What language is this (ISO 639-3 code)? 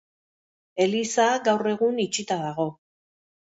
eus